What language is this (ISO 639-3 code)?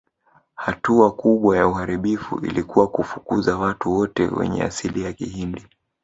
swa